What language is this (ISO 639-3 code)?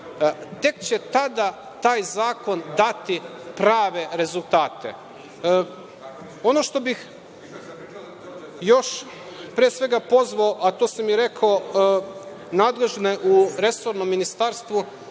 srp